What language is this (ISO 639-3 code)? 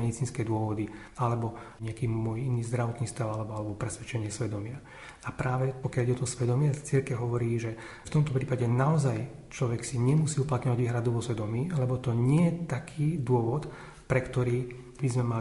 slk